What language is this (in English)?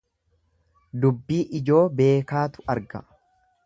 Oromo